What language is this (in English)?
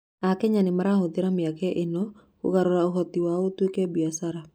Kikuyu